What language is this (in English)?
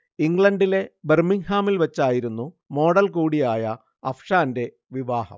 Malayalam